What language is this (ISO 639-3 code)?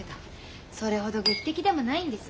jpn